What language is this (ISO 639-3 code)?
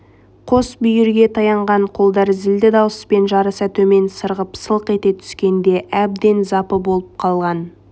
kaz